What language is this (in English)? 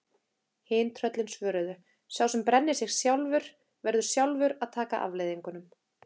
Icelandic